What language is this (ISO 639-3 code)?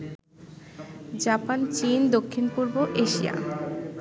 ben